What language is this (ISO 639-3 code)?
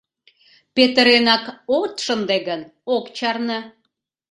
chm